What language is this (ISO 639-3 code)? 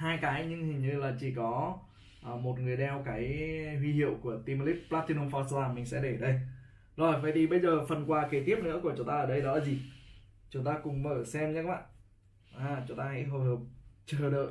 vie